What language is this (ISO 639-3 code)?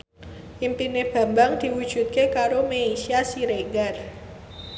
jav